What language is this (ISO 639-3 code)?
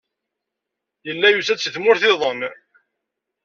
kab